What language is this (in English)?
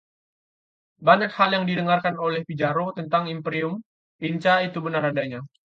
Indonesian